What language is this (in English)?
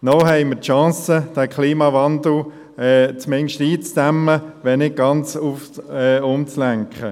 Swiss German